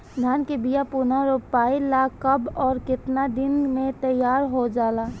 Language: Bhojpuri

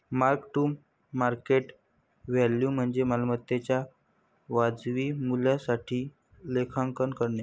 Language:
Marathi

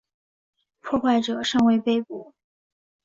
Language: Chinese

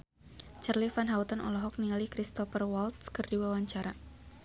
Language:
Sundanese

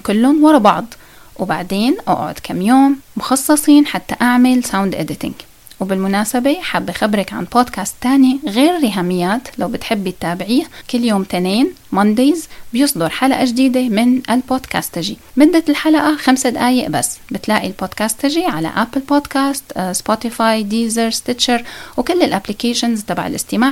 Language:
Arabic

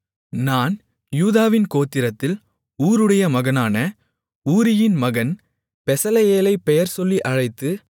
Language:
Tamil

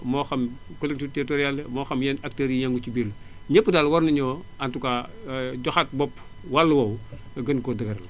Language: Wolof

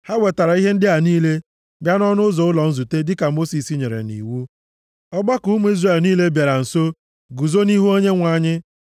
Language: Igbo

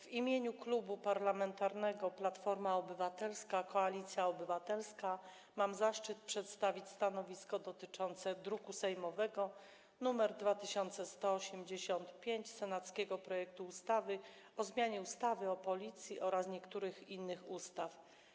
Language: Polish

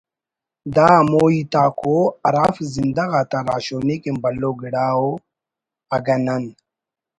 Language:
Brahui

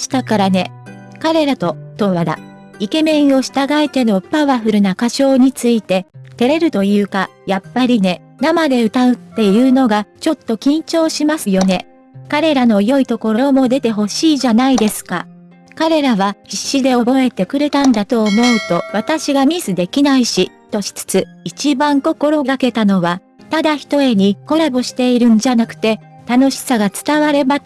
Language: Japanese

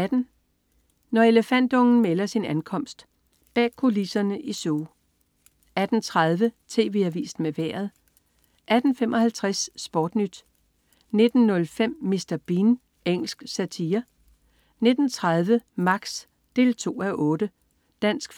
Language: Danish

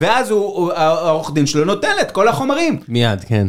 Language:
Hebrew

